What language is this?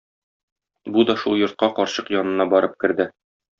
Tatar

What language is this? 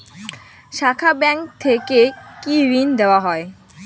Bangla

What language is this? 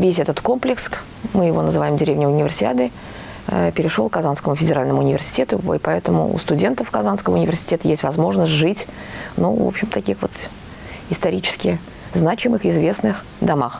Russian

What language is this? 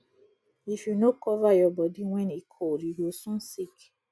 Nigerian Pidgin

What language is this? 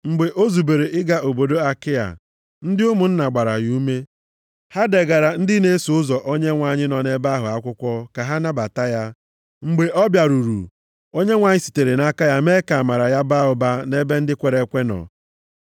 Igbo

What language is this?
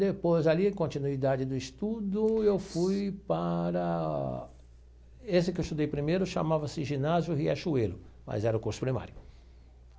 Portuguese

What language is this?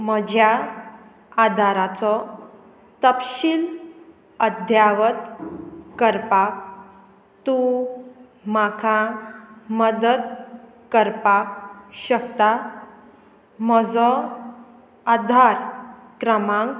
Konkani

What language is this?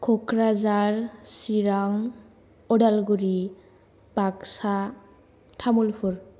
Bodo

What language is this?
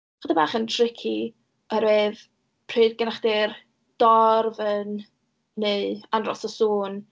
Welsh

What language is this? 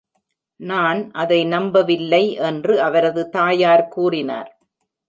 Tamil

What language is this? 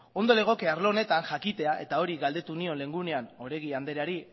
Basque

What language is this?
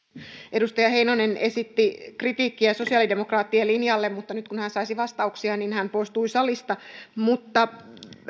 Finnish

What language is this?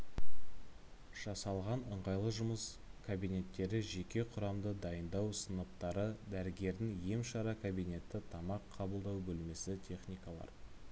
Kazakh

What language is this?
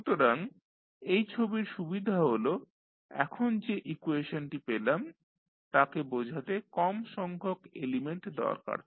Bangla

